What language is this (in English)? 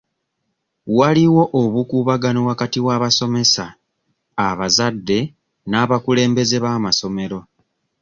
Ganda